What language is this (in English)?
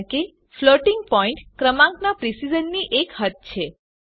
Gujarati